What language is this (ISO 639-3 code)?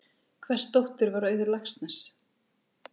isl